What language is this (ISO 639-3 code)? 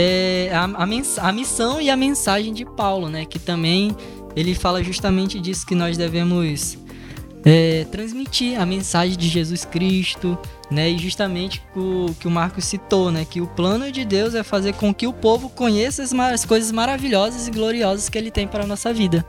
por